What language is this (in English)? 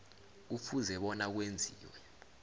South Ndebele